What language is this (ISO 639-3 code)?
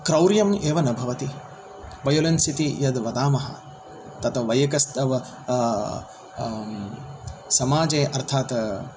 san